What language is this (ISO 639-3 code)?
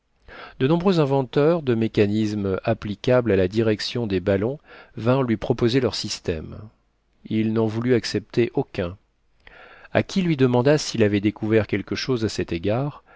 fra